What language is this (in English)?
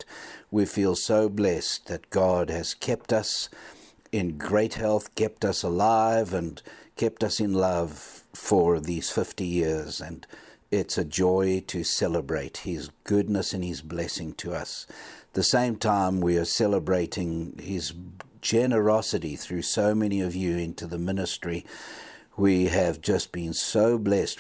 English